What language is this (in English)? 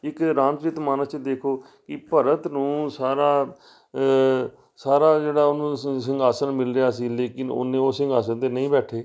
Punjabi